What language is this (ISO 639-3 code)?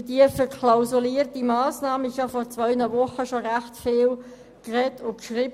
gsw